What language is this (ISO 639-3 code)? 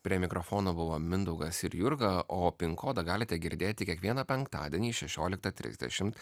lit